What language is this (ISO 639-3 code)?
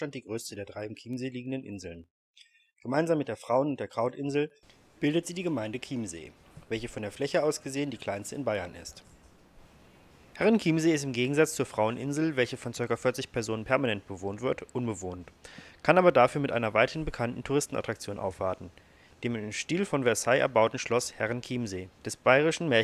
deu